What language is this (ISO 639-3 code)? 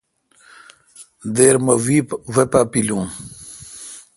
xka